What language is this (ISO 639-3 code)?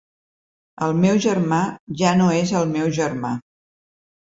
cat